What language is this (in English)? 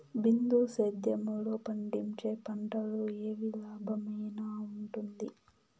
Telugu